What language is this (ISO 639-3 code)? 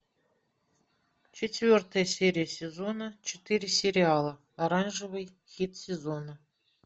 rus